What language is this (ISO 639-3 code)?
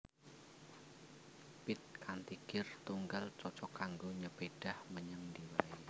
jav